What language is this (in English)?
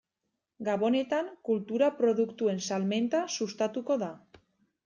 Basque